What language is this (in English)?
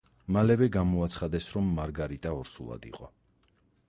Georgian